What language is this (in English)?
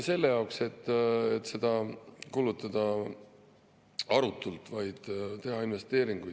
Estonian